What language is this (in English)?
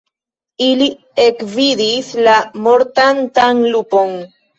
Esperanto